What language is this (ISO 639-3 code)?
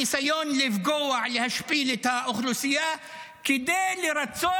heb